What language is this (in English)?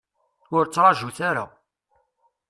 Kabyle